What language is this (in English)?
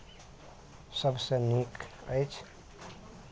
Maithili